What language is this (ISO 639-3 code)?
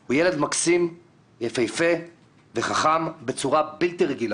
heb